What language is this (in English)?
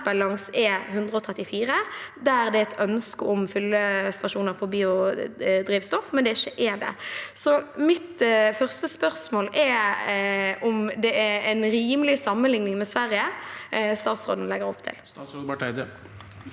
Norwegian